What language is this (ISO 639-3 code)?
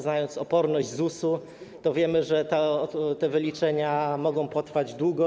pol